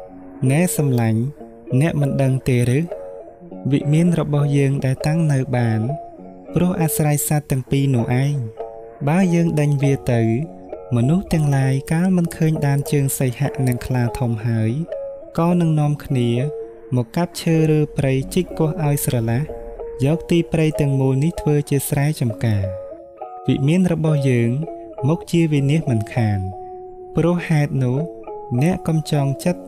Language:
Thai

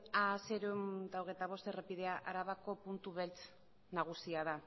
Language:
Basque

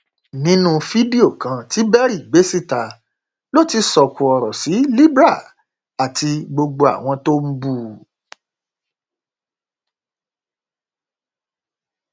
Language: Yoruba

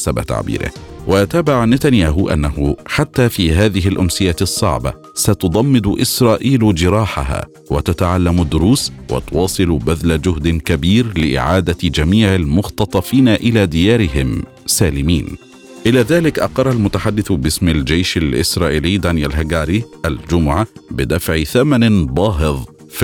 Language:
Arabic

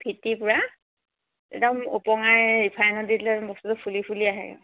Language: Assamese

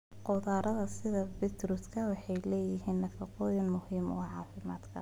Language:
Somali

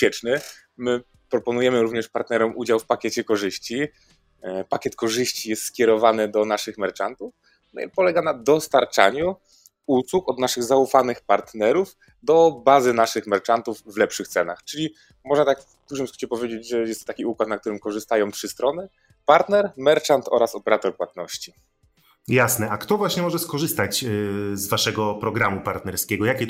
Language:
Polish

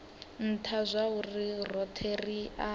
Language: Venda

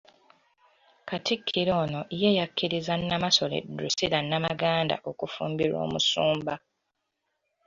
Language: Ganda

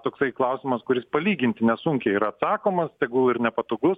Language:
Lithuanian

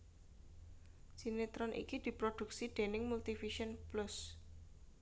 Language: Javanese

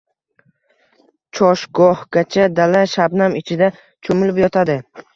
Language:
Uzbek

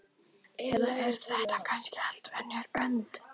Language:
Icelandic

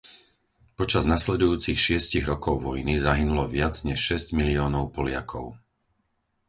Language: Slovak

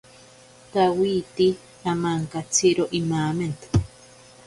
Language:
Ashéninka Perené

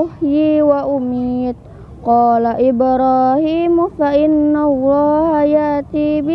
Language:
Indonesian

